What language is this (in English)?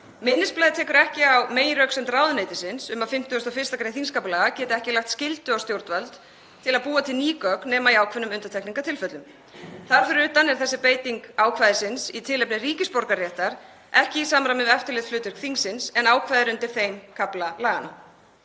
Icelandic